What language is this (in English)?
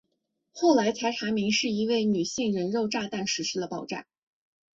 Chinese